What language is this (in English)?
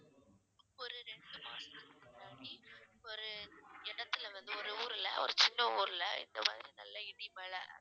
Tamil